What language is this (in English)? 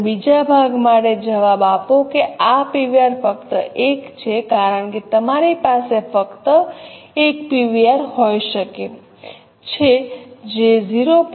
Gujarati